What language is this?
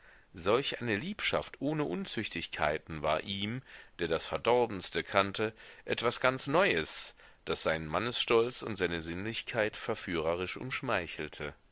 German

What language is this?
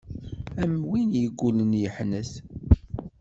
Kabyle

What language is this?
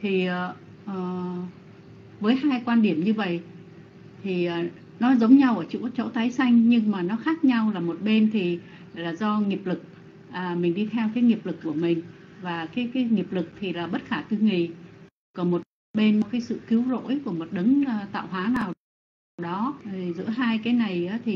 Vietnamese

